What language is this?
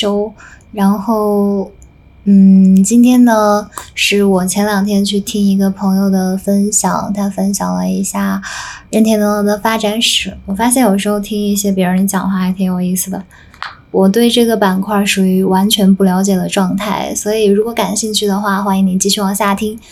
Chinese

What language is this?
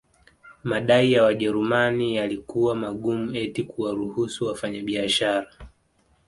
Swahili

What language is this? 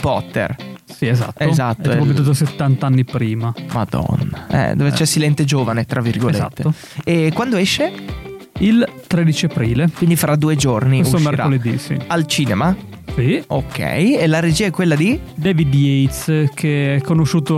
Italian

